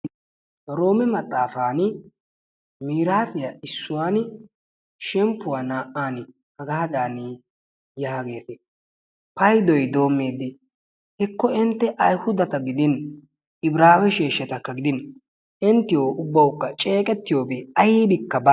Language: Wolaytta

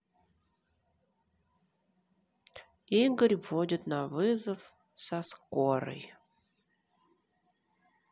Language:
Russian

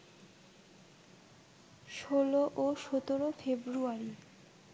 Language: Bangla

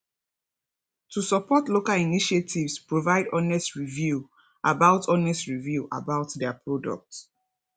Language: Nigerian Pidgin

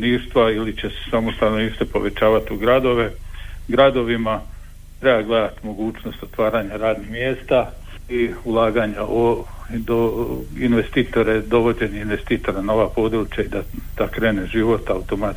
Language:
Croatian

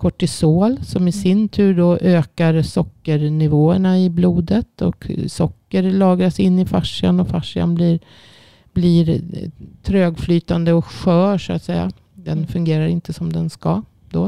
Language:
Swedish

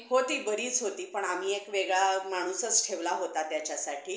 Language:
Marathi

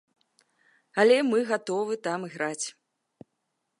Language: Belarusian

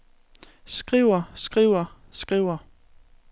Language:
Danish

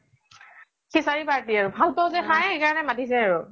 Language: Assamese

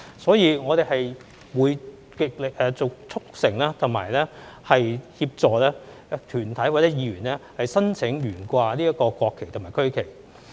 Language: Cantonese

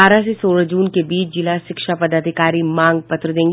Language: Hindi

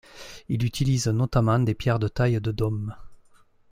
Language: French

